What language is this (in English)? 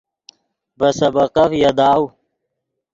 Yidgha